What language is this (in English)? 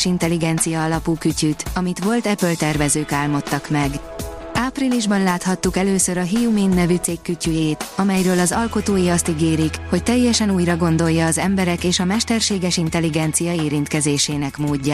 Hungarian